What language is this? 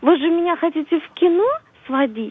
Russian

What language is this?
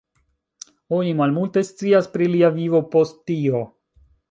Esperanto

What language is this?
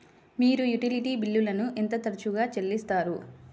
Telugu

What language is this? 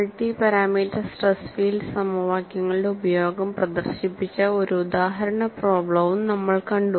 Malayalam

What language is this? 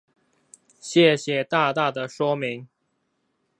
Chinese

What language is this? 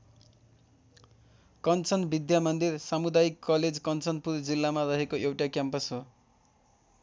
Nepali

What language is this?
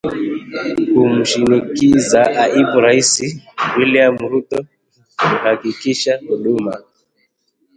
Swahili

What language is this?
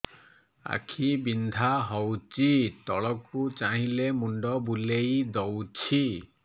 Odia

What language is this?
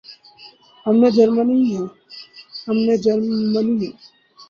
Urdu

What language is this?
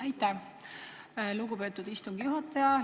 Estonian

